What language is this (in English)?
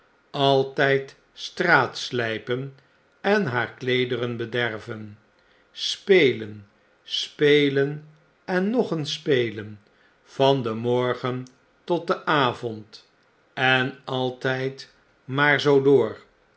Dutch